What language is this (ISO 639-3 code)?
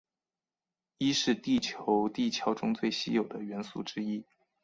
zho